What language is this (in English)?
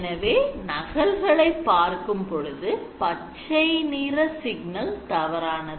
Tamil